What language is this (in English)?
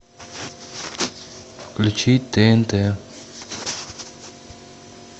Russian